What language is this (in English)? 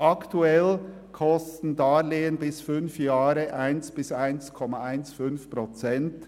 Swiss German